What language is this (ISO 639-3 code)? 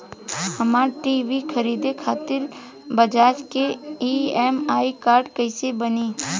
bho